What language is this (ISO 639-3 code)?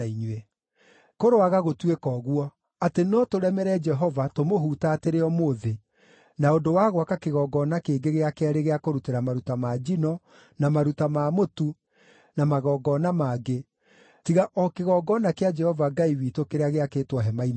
kik